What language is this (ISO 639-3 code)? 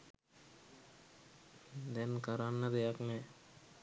sin